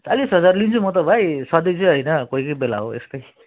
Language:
Nepali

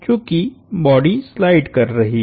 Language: Hindi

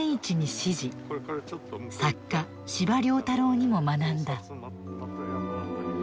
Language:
Japanese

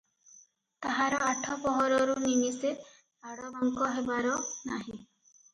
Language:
Odia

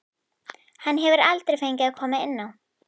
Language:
Icelandic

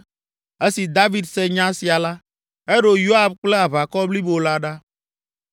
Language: Ewe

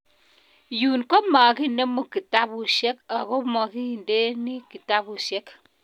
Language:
Kalenjin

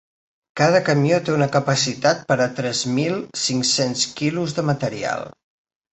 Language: Catalan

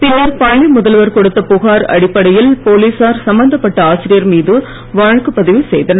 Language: Tamil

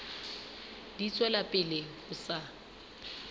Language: Southern Sotho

